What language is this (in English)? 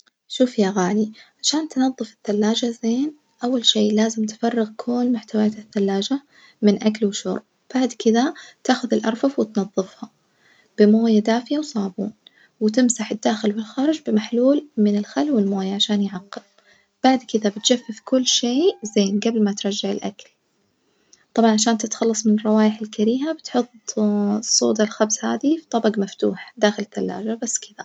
Najdi Arabic